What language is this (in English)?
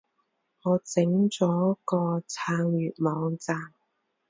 Cantonese